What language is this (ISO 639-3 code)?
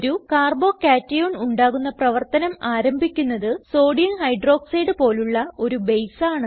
mal